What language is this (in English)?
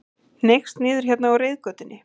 Icelandic